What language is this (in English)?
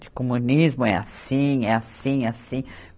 Portuguese